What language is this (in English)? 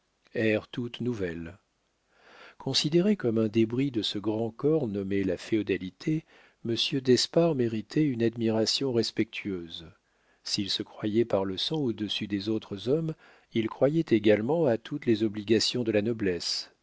French